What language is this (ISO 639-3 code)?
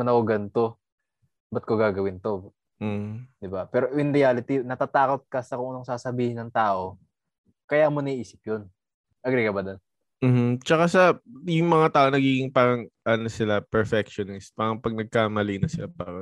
fil